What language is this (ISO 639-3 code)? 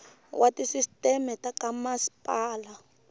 tso